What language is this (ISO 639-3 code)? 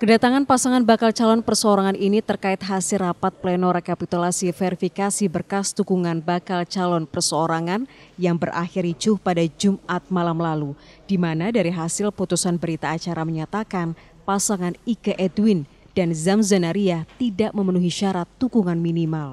ind